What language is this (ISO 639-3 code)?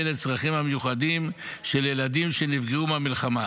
heb